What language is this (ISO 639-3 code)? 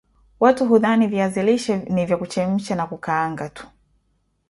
swa